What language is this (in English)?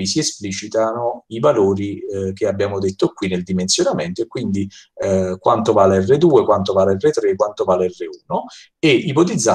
Italian